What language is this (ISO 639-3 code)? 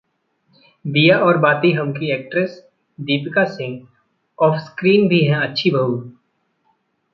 hin